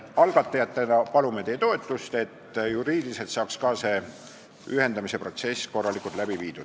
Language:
Estonian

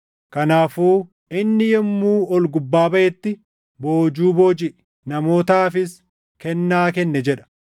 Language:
Oromo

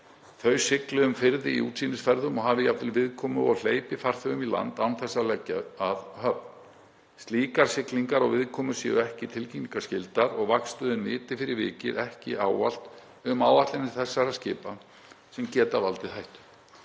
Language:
Icelandic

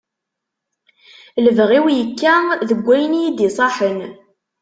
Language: Kabyle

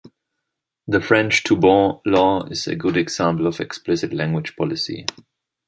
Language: English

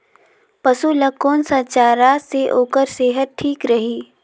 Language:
Chhattisgarhi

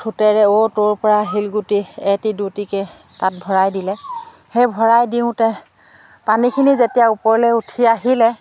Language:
Assamese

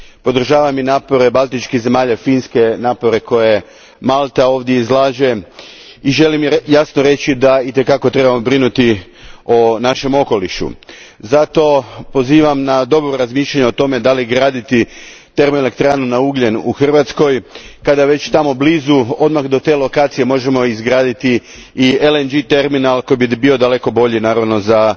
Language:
Croatian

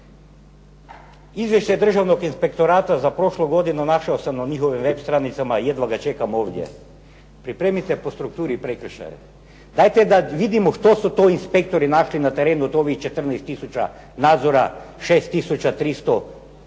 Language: Croatian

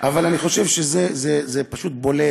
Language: Hebrew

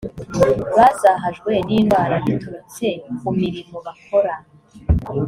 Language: Kinyarwanda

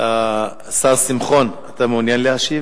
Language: Hebrew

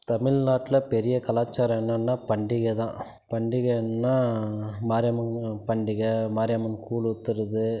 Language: Tamil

